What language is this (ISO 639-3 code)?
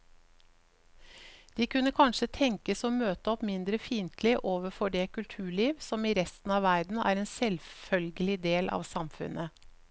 nor